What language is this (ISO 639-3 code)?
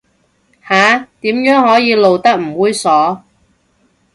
yue